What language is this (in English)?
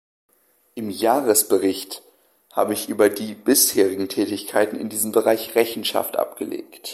German